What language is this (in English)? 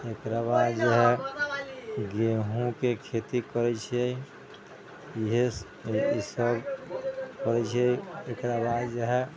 Maithili